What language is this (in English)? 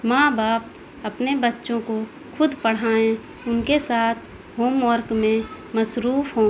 Urdu